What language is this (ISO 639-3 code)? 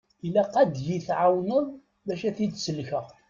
kab